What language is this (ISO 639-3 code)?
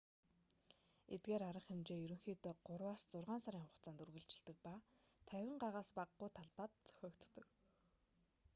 mon